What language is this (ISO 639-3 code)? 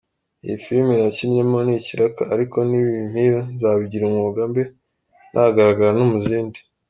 kin